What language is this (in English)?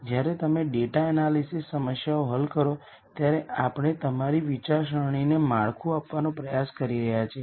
Gujarati